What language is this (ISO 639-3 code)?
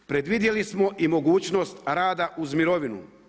hrv